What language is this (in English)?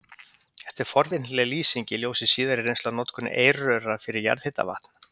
Icelandic